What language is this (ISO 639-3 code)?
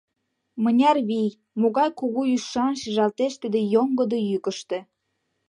chm